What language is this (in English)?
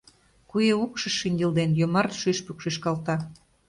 Mari